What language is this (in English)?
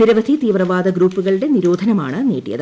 Malayalam